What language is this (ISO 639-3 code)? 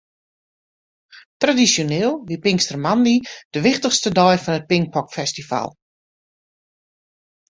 fry